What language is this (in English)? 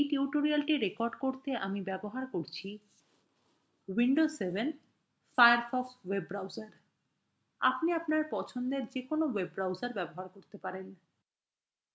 Bangla